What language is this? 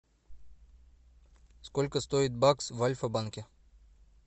Russian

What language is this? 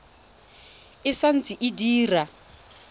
Tswana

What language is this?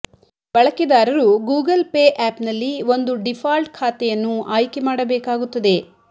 Kannada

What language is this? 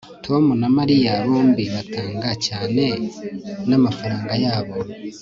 Kinyarwanda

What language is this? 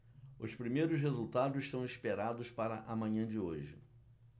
Portuguese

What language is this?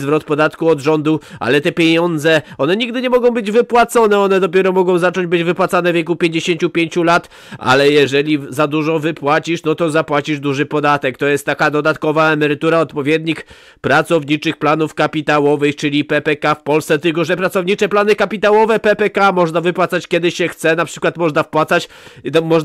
Polish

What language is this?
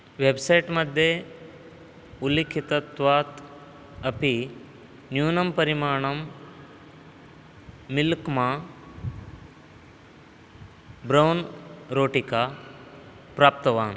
Sanskrit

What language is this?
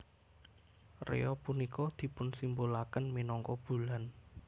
Javanese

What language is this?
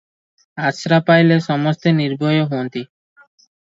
Odia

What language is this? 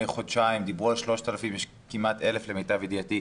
Hebrew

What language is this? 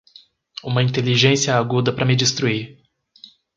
Portuguese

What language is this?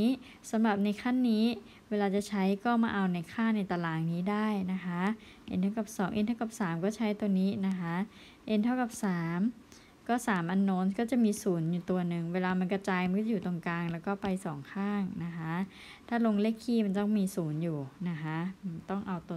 Thai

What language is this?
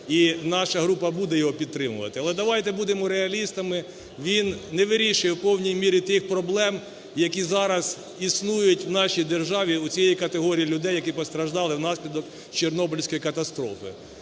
Ukrainian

